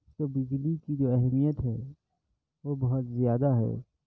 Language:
Urdu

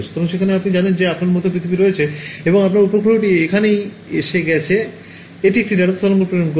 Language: Bangla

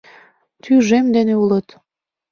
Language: Mari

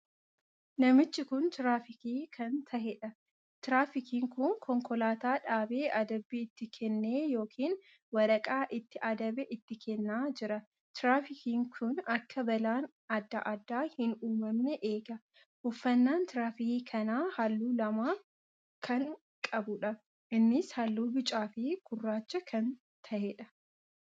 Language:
Oromo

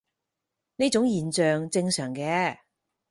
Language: Cantonese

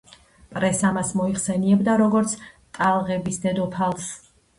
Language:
Georgian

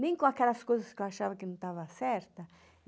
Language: Portuguese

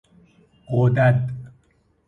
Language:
Persian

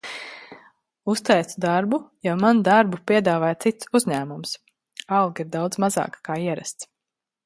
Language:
Latvian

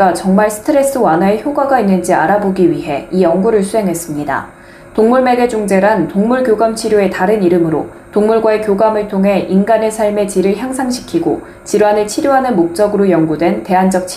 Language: Korean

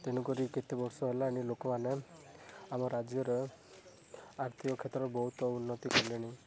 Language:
Odia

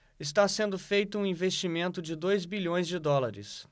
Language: Portuguese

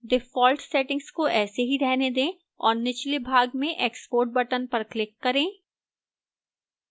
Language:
Hindi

